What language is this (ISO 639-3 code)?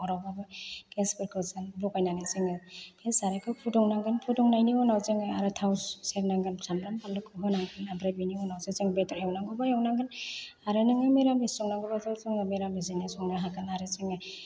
brx